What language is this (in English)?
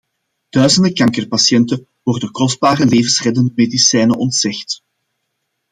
Dutch